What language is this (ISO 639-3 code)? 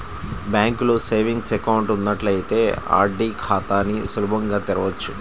tel